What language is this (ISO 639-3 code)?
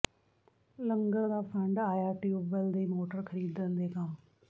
pan